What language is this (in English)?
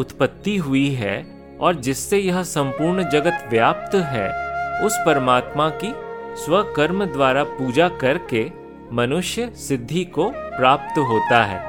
Hindi